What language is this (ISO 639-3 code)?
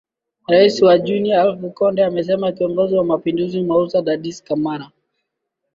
swa